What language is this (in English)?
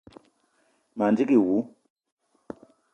Eton (Cameroon)